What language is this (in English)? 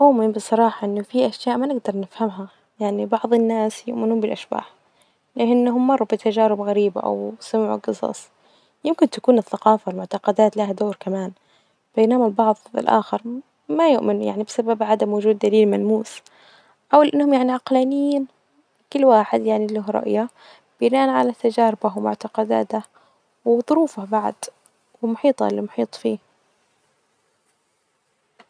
Najdi Arabic